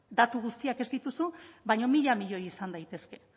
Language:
Basque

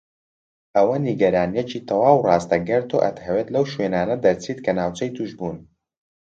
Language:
Central Kurdish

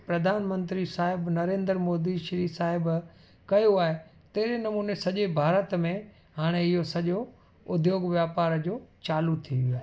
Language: Sindhi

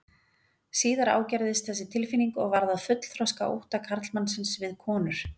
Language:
Icelandic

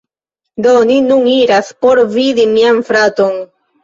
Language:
Esperanto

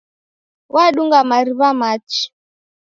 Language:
Taita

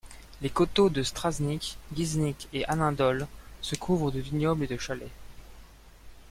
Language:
French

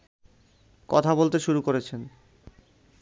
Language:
Bangla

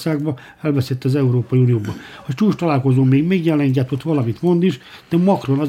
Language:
Hungarian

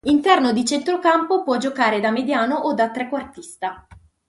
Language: Italian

